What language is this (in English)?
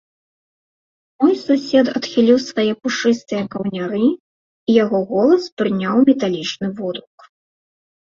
Belarusian